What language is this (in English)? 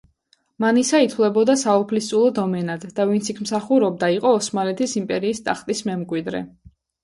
Georgian